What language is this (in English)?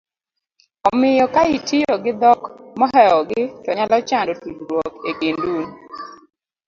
Luo (Kenya and Tanzania)